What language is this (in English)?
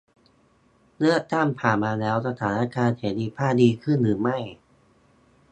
Thai